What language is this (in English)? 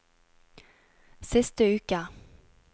Norwegian